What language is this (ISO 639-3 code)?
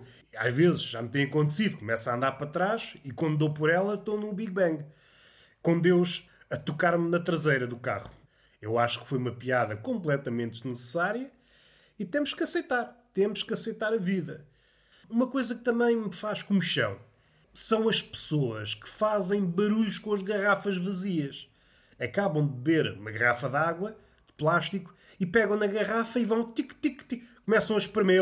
por